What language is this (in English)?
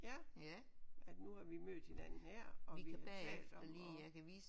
Danish